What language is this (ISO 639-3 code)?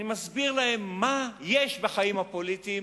heb